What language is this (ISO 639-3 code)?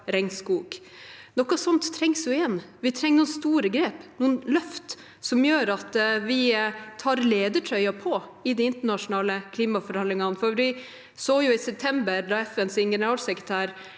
nor